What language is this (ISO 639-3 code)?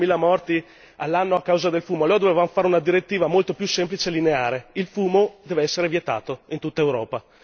ita